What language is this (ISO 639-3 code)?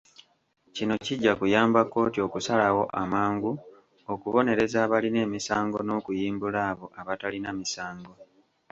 lug